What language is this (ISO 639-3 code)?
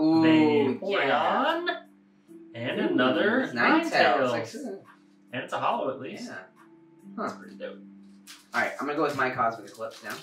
eng